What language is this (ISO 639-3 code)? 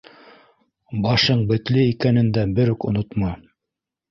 bak